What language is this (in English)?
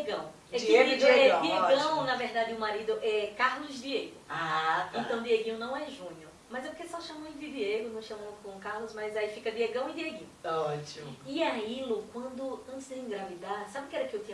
Portuguese